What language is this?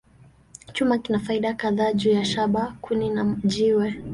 Swahili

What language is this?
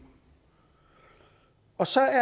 Danish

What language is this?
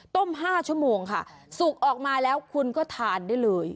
Thai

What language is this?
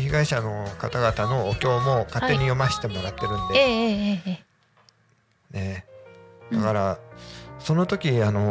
Japanese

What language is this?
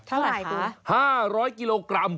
Thai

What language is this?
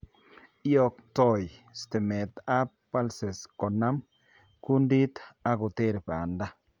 Kalenjin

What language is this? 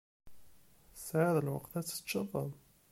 Kabyle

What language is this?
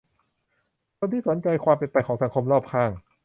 Thai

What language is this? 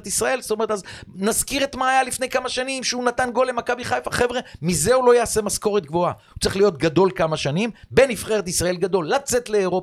Hebrew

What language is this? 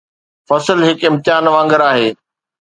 Sindhi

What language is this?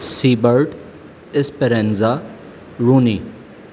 Urdu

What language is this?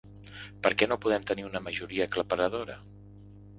Catalan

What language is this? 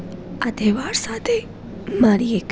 Gujarati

